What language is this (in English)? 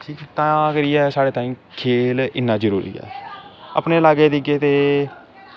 Dogri